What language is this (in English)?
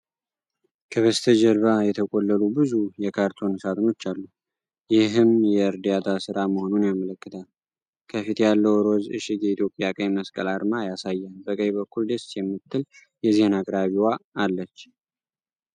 Amharic